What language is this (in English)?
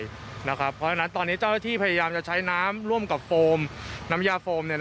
Thai